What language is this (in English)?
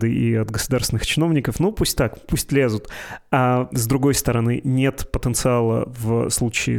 Russian